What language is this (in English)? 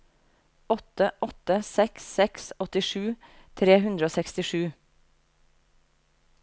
Norwegian